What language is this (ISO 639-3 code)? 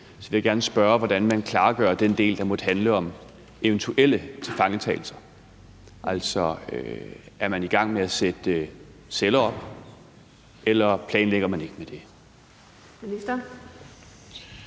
dan